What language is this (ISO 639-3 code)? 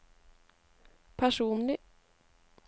nor